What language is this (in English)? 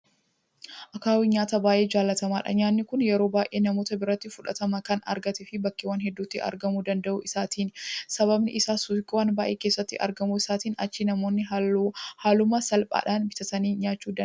Oromo